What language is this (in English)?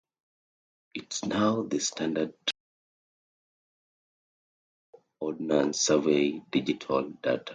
English